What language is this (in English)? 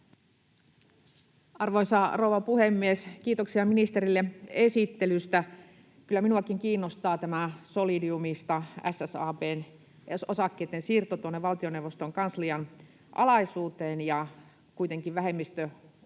Finnish